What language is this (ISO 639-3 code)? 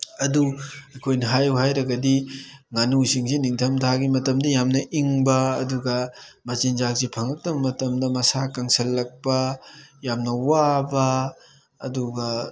mni